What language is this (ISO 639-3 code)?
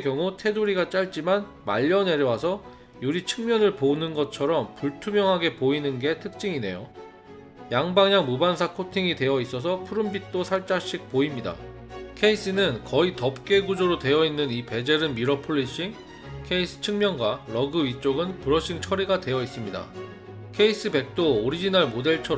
kor